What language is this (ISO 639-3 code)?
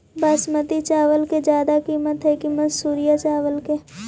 mag